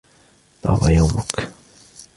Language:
Arabic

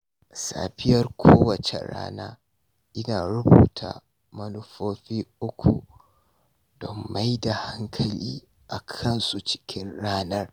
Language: Hausa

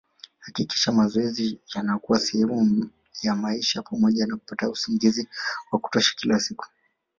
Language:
Swahili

